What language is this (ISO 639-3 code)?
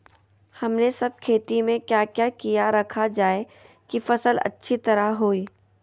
mag